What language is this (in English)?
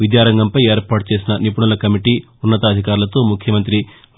Telugu